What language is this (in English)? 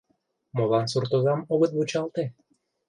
Mari